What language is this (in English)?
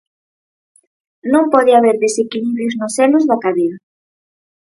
Galician